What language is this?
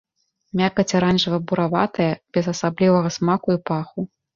Belarusian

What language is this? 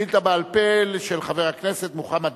Hebrew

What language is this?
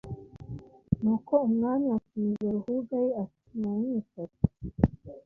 Kinyarwanda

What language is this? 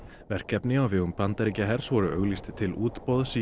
Icelandic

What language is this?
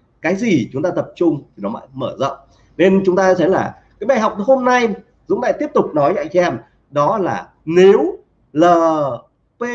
Vietnamese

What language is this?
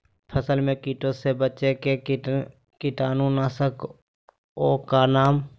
Magahi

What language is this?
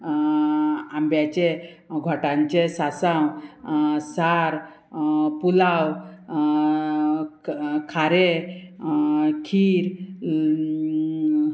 Konkani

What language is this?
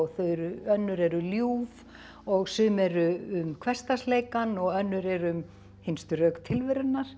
Icelandic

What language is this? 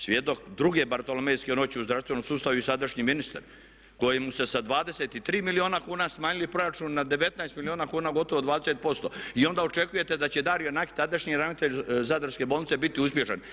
Croatian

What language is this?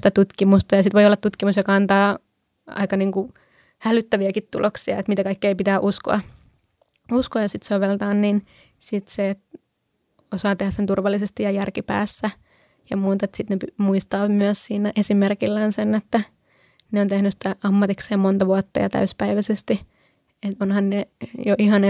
Finnish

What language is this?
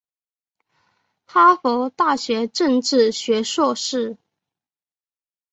Chinese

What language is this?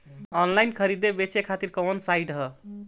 Bhojpuri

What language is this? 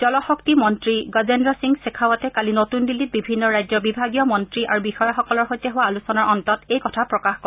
Assamese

